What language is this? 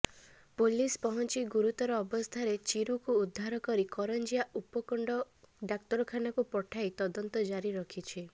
Odia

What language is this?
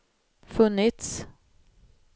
Swedish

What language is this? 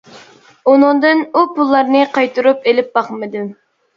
Uyghur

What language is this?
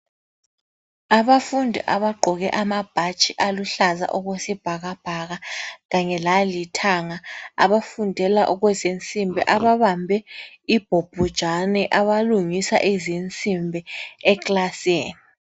North Ndebele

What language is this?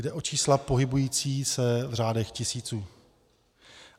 Czech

